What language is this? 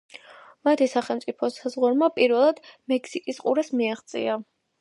Georgian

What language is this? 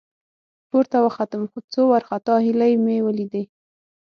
Pashto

